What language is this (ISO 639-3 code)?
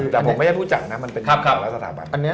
tha